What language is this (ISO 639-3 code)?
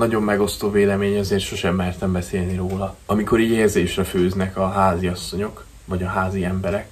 hun